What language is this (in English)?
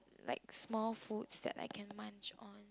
English